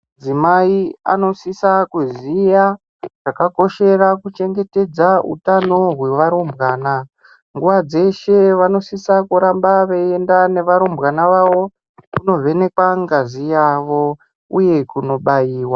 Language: Ndau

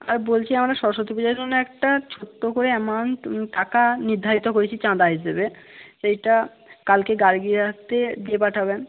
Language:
Bangla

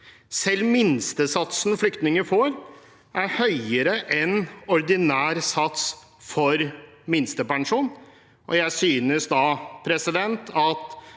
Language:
Norwegian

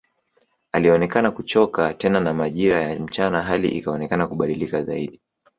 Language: Swahili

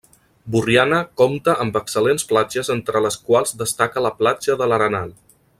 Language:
Catalan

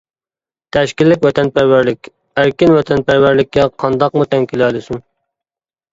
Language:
Uyghur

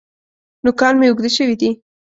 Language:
Pashto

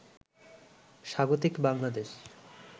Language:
Bangla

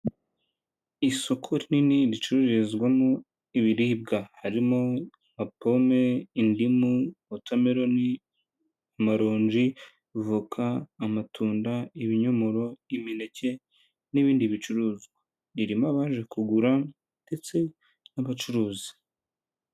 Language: Kinyarwanda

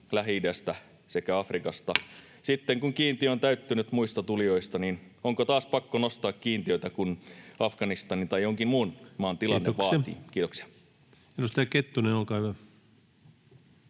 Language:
Finnish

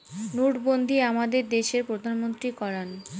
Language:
Bangla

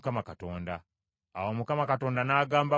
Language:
Ganda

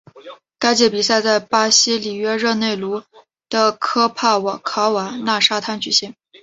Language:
Chinese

